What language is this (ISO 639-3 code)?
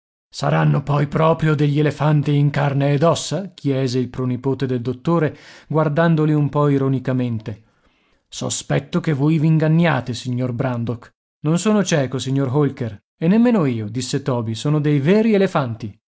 ita